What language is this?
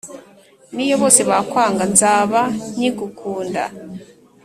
Kinyarwanda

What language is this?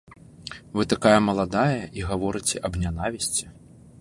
Belarusian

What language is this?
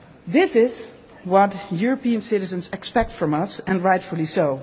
English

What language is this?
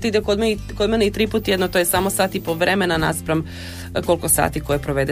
Croatian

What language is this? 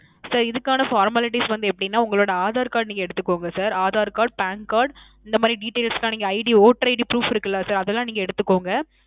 Tamil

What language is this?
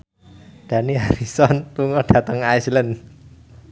Javanese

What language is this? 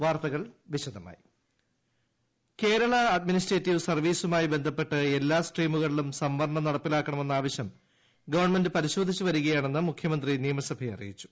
Malayalam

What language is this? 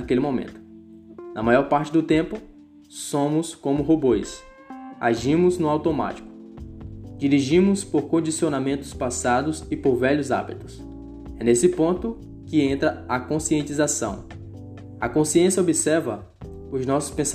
Portuguese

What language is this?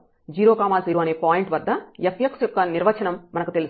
Telugu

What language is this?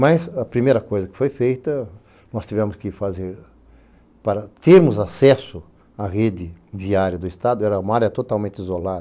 Portuguese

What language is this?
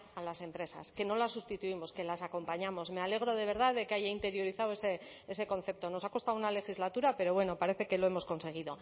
Spanish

